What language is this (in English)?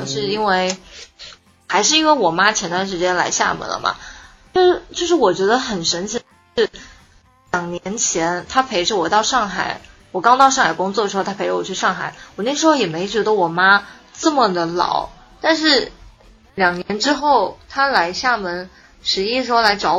Chinese